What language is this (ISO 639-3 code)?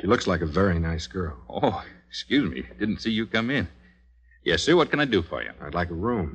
eng